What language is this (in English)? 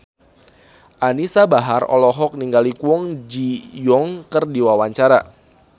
Sundanese